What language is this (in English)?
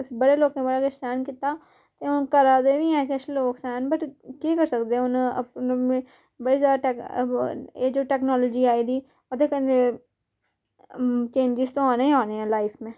Dogri